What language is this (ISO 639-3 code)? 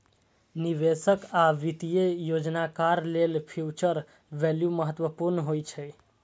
mai